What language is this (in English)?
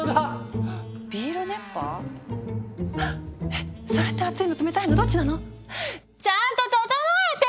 Japanese